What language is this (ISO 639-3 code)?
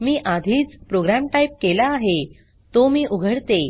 mar